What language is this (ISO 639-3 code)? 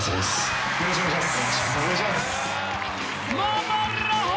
jpn